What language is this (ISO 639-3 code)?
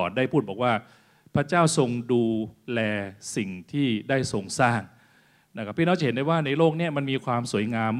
tha